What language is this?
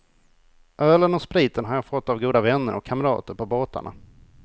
Swedish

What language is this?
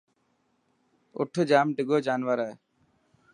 Dhatki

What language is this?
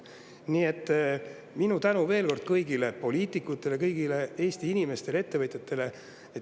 Estonian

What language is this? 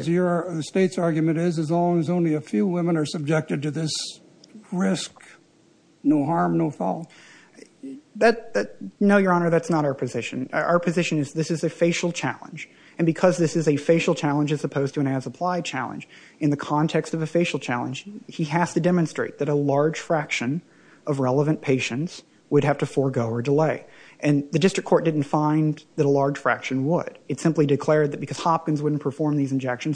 English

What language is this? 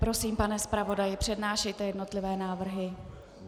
Czech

